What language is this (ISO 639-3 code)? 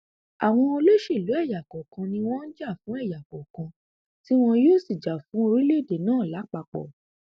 yor